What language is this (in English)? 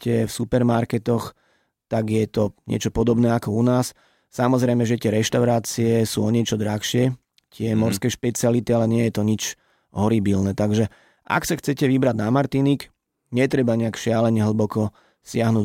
Slovak